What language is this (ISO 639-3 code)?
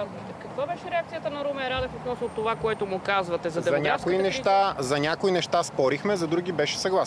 bul